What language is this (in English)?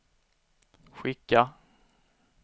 Swedish